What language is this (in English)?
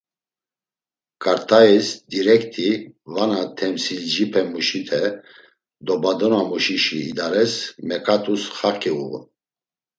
Laz